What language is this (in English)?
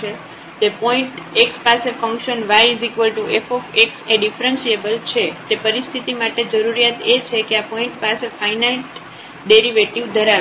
Gujarati